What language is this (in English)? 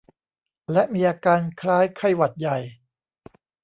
Thai